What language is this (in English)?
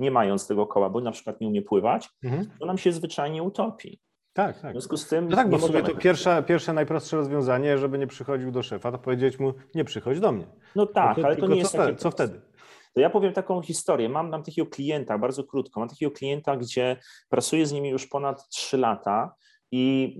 Polish